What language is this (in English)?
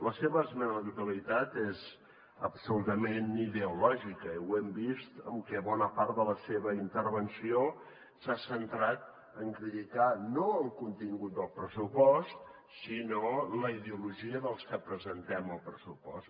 Catalan